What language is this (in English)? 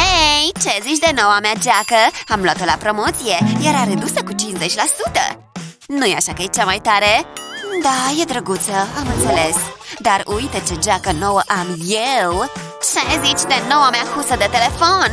Romanian